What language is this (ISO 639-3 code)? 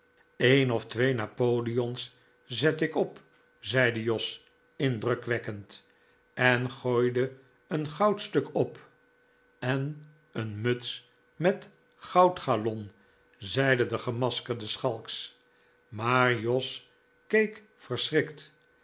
nld